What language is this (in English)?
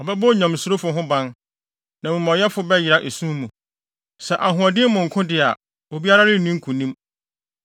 Akan